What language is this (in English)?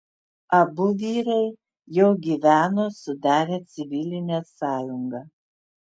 Lithuanian